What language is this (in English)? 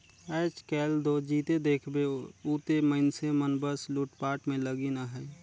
Chhattisgarhi